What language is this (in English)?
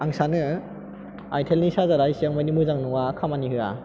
Bodo